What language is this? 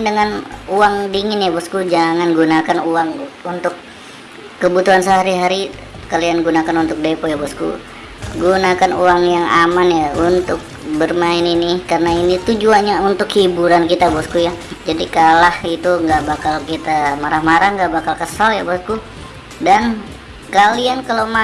Indonesian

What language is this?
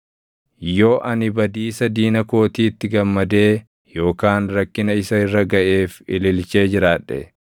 Oromo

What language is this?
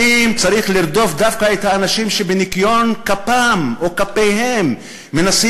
Hebrew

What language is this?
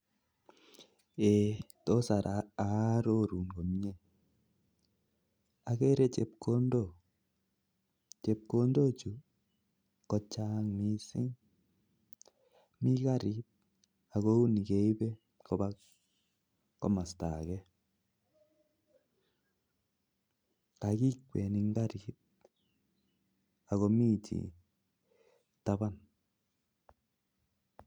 Kalenjin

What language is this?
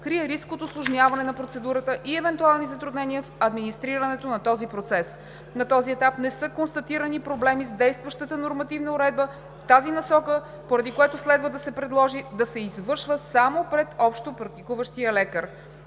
Bulgarian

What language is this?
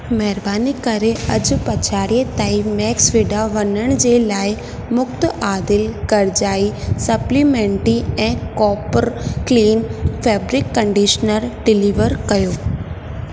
Sindhi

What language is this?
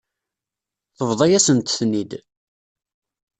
Kabyle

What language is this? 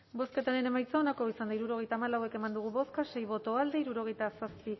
Basque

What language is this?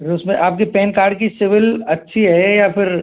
Hindi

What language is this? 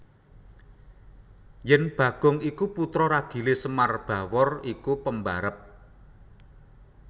Javanese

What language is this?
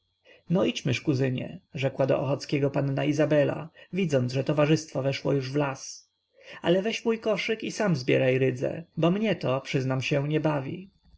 Polish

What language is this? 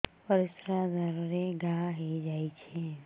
Odia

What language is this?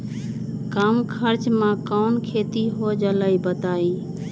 Magahi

